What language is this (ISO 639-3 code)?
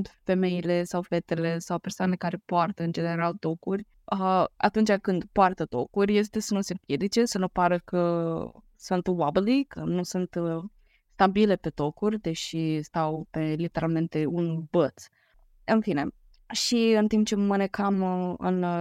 ron